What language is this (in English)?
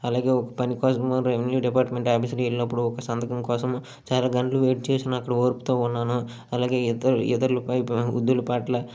Telugu